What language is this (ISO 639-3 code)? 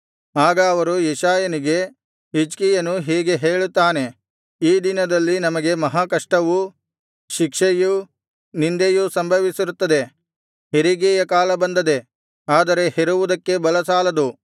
kan